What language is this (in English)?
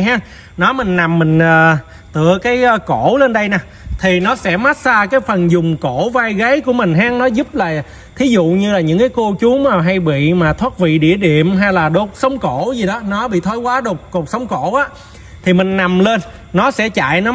Vietnamese